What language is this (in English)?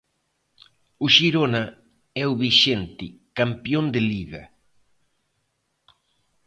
Galician